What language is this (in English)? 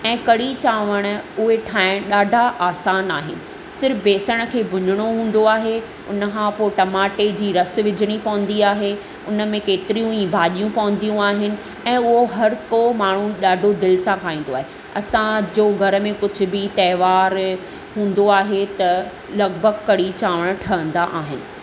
Sindhi